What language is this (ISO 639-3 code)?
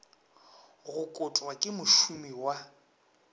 nso